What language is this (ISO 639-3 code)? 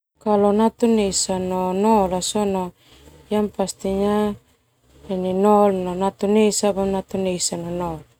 twu